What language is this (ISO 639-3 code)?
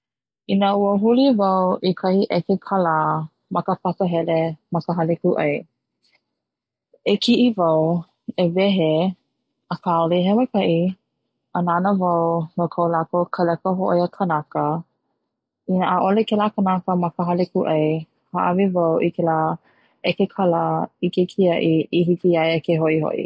haw